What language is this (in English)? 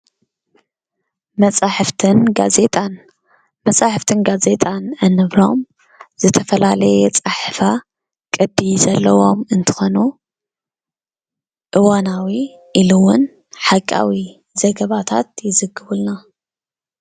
Tigrinya